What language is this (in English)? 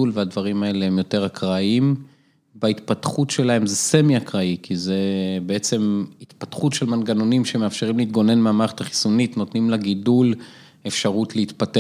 Hebrew